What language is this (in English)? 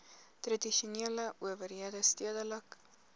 Afrikaans